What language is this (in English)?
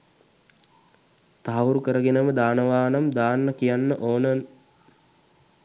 Sinhala